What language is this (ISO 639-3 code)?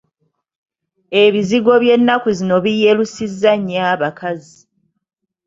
lug